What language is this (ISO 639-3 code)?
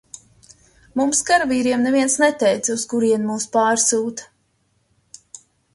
lav